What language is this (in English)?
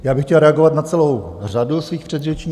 Czech